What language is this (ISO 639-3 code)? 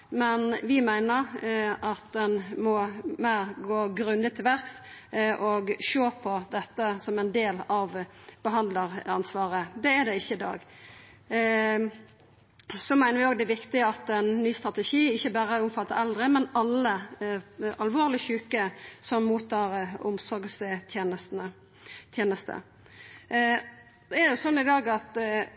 nno